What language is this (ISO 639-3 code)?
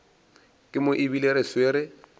nso